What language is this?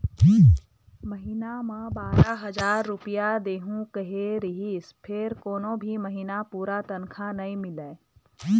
Chhattisgarhi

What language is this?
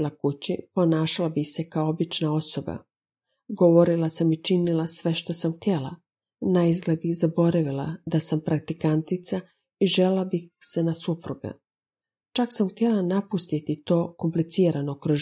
Croatian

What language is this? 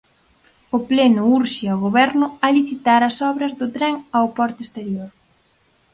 Galician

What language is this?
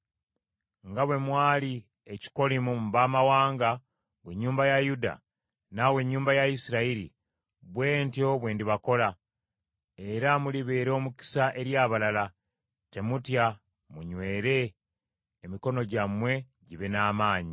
Ganda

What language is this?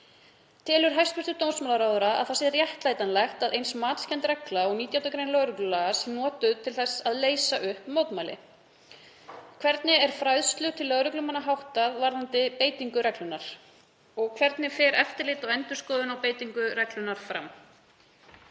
Icelandic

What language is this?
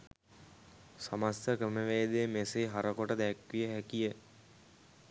Sinhala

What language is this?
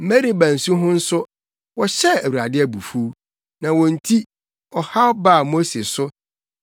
Akan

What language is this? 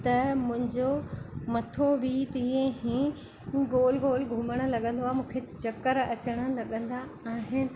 Sindhi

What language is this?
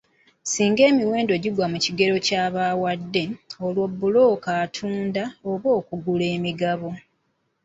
Ganda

